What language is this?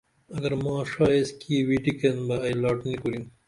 Dameli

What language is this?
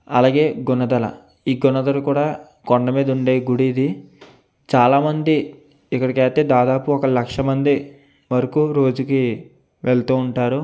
Telugu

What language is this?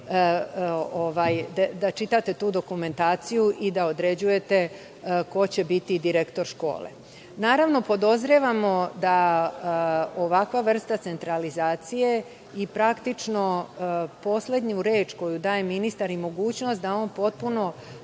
Serbian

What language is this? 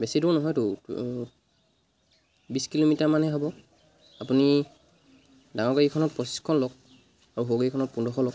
Assamese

